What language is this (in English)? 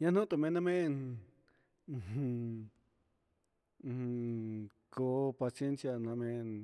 Huitepec Mixtec